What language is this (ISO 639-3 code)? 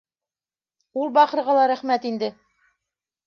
bak